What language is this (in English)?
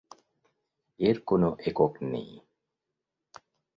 Bangla